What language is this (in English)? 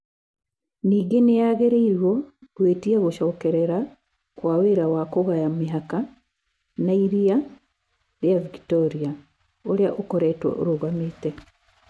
Kikuyu